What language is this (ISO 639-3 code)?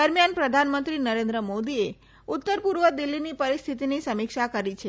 guj